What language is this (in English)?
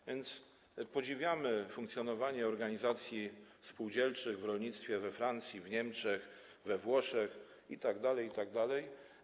Polish